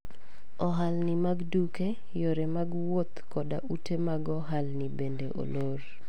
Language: Luo (Kenya and Tanzania)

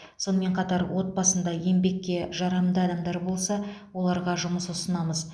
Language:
Kazakh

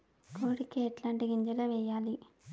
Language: Telugu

